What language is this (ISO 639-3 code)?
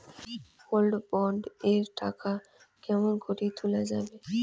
ben